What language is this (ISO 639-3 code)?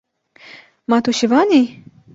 kur